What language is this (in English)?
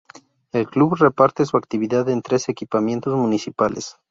Spanish